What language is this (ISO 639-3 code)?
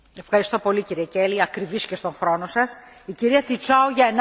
ron